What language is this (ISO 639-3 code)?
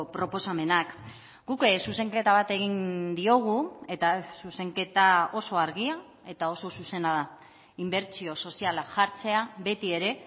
eus